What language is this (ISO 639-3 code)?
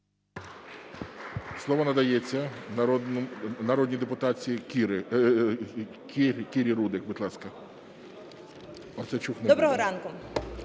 ukr